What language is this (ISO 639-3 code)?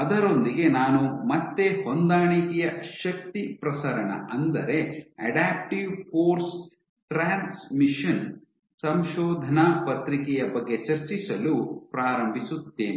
kan